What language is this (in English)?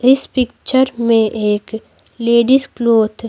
Hindi